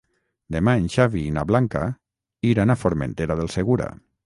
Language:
Catalan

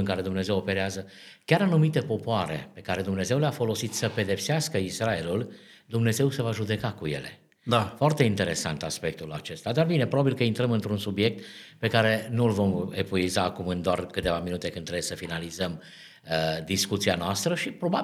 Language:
Romanian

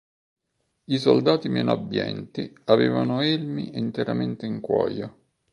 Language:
Italian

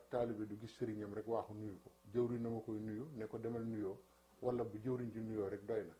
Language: French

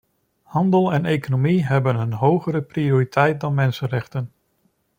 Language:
Dutch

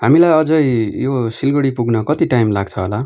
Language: Nepali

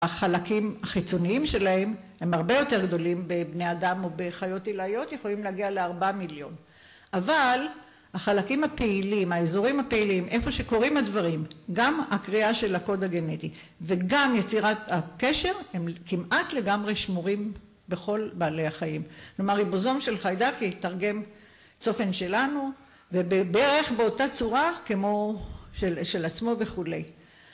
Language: Hebrew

